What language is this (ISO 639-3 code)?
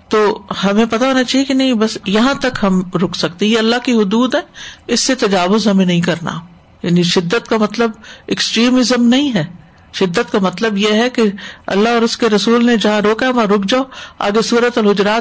urd